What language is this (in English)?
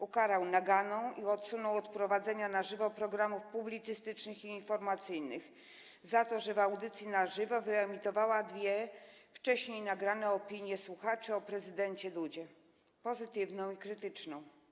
Polish